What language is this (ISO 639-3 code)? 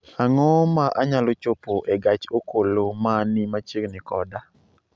luo